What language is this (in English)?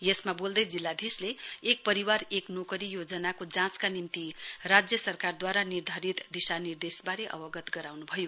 Nepali